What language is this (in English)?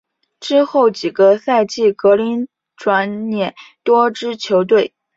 Chinese